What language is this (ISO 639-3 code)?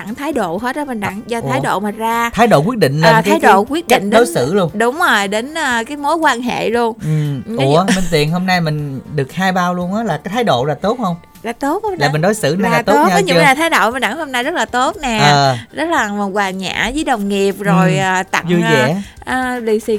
vie